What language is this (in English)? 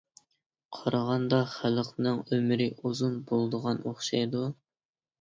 Uyghur